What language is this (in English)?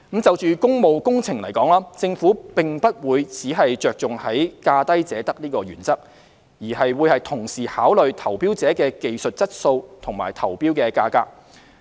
Cantonese